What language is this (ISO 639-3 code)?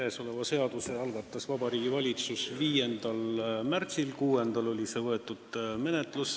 est